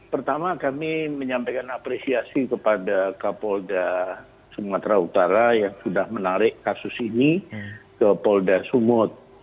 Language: Indonesian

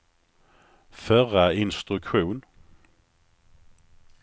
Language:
Swedish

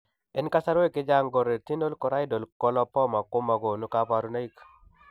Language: Kalenjin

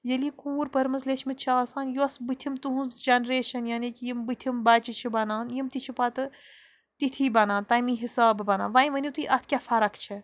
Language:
Kashmiri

